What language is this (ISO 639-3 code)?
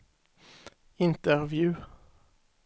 swe